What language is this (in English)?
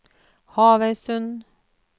Norwegian